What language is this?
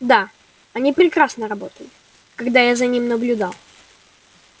Russian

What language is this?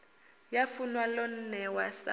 Venda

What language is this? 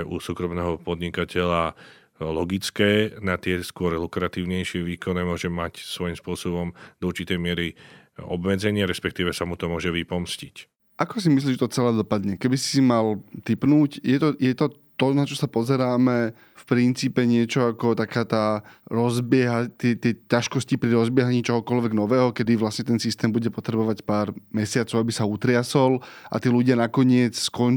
Slovak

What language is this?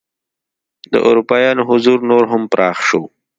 Pashto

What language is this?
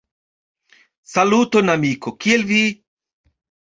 Esperanto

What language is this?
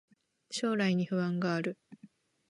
Japanese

